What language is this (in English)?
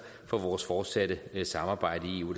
Danish